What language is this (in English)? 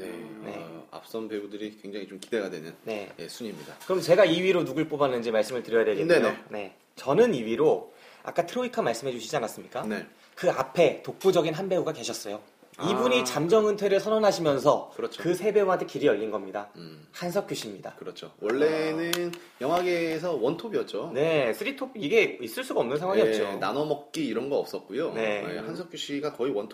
Korean